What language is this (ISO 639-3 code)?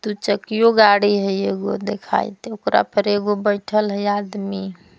mag